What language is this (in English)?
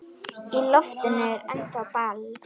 Icelandic